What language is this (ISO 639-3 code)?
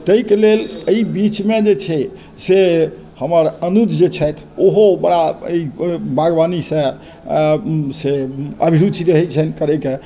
mai